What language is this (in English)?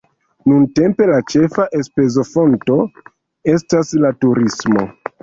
Esperanto